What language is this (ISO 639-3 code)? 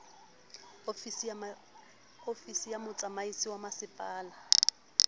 sot